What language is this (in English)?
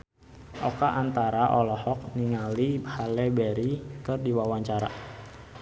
Sundanese